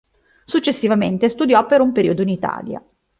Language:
Italian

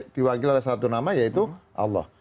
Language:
Indonesian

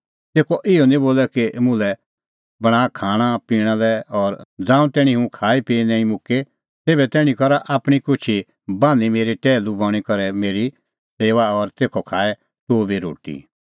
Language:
Kullu Pahari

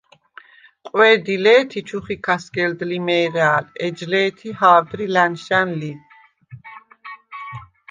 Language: Svan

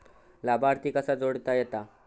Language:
Marathi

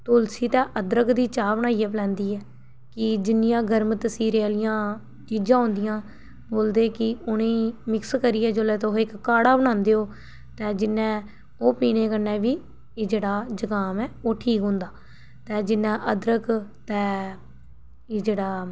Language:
Dogri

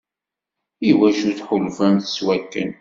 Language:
Kabyle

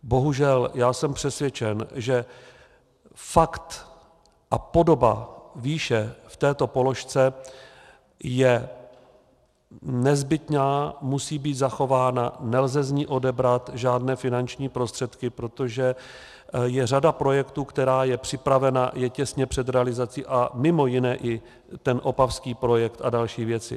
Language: Czech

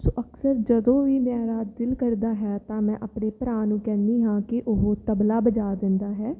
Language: Punjabi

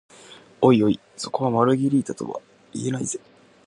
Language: Japanese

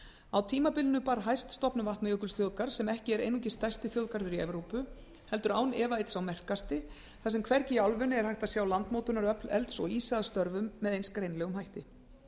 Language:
Icelandic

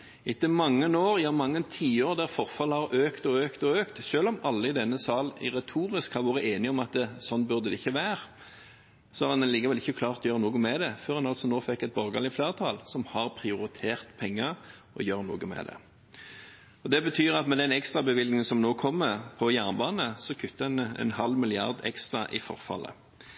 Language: Norwegian Bokmål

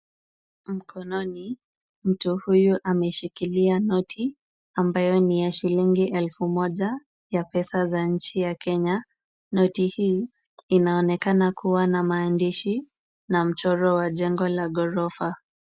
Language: Swahili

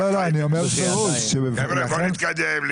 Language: Hebrew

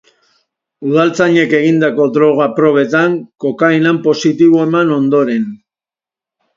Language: Basque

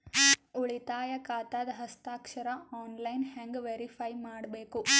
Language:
Kannada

